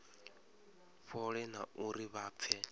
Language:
Venda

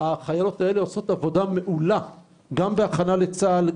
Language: Hebrew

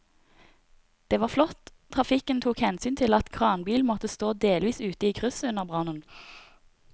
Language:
Norwegian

